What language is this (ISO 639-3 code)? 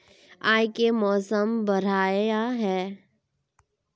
mag